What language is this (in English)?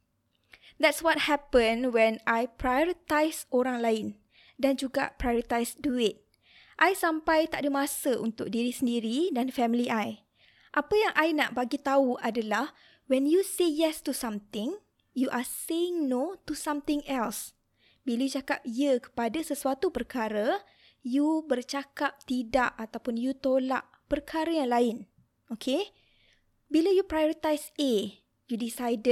Malay